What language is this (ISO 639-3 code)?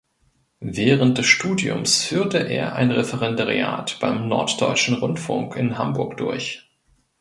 deu